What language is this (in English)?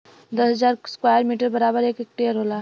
Bhojpuri